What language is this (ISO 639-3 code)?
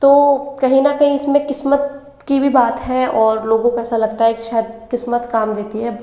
hin